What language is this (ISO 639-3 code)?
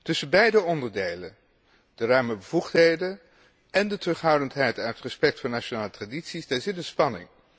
nld